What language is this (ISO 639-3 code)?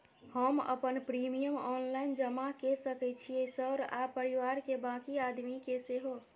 mai